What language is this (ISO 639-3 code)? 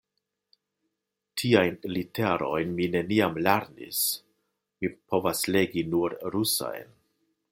epo